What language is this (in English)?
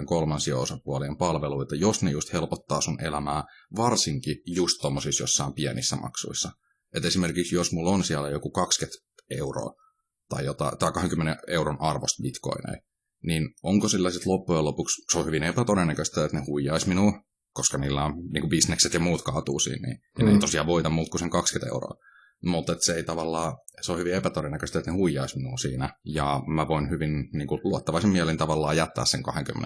Finnish